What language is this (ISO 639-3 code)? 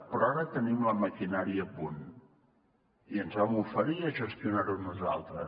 cat